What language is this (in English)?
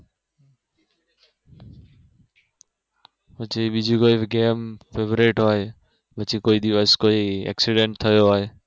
Gujarati